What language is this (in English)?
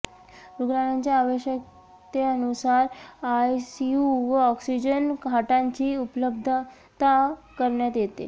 Marathi